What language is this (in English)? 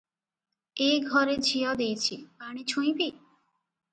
Odia